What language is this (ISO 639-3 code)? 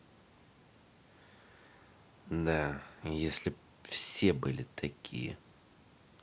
rus